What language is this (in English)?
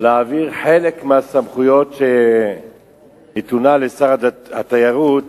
Hebrew